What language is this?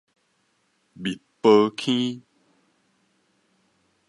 Min Nan Chinese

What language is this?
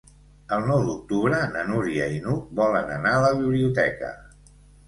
Catalan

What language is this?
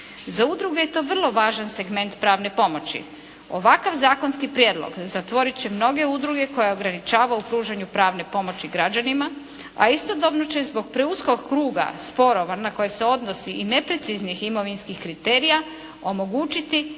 Croatian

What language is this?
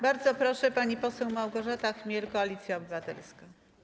Polish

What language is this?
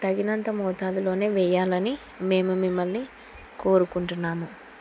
Telugu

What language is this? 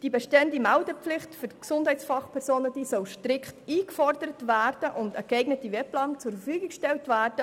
Swiss German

